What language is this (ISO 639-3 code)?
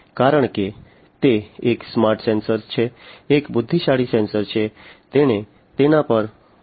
guj